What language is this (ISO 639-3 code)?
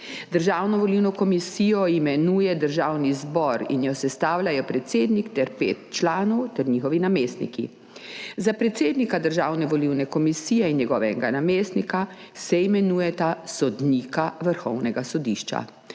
slv